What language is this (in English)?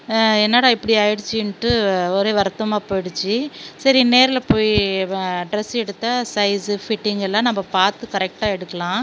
Tamil